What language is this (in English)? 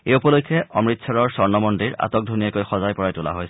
Assamese